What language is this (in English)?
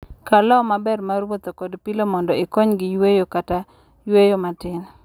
Luo (Kenya and Tanzania)